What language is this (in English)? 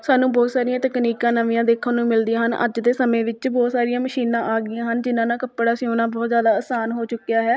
Punjabi